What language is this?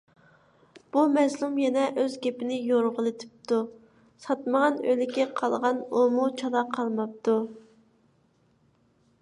Uyghur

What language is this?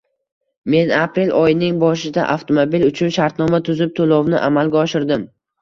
Uzbek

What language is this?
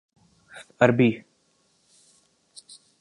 Urdu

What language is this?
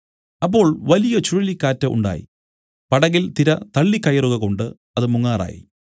Malayalam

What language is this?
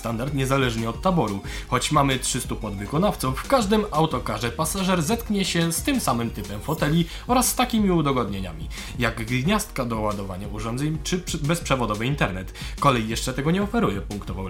Polish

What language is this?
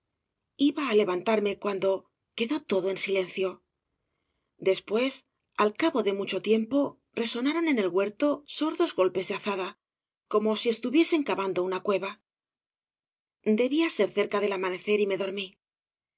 Spanish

